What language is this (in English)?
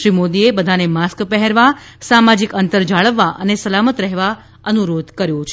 Gujarati